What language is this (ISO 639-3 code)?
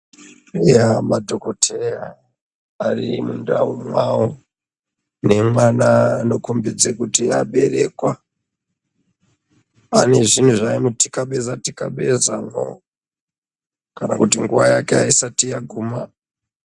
ndc